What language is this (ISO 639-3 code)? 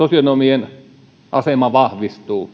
fin